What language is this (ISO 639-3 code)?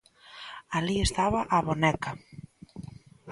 glg